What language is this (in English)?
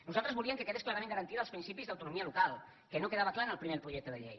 Catalan